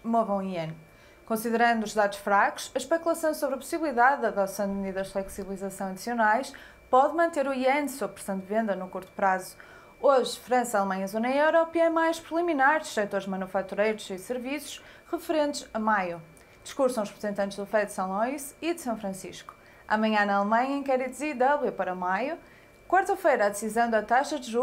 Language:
Portuguese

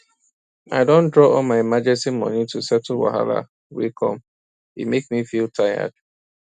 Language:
Nigerian Pidgin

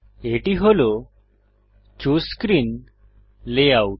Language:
Bangla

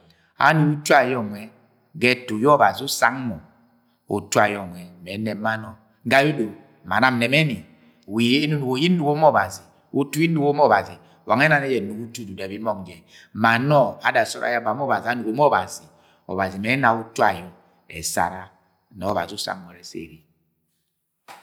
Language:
Agwagwune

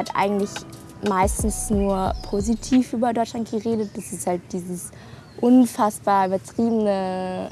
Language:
German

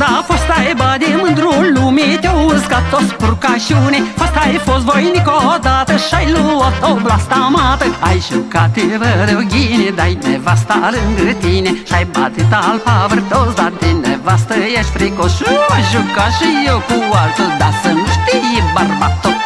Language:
Romanian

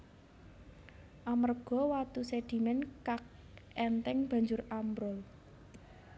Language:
Javanese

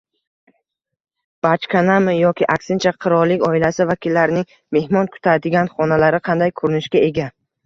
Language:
Uzbek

